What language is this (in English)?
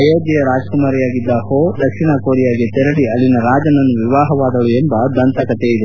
Kannada